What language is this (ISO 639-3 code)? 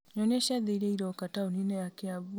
kik